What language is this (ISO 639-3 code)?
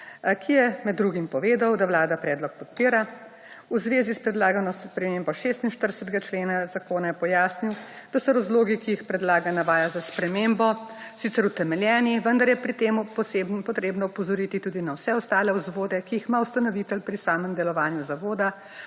slv